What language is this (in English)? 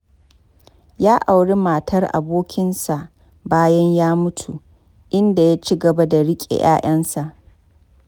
Hausa